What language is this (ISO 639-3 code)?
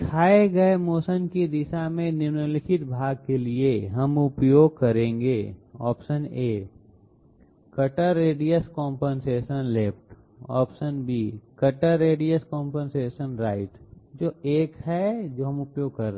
hin